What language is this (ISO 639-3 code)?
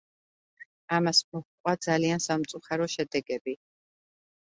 kat